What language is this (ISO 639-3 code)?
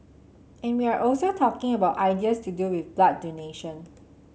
eng